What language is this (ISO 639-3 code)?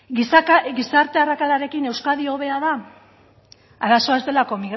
eus